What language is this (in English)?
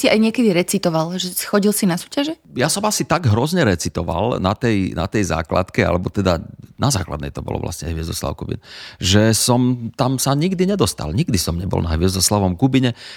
Slovak